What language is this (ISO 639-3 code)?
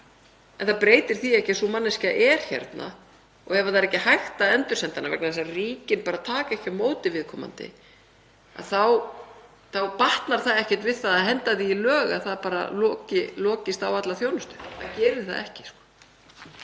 isl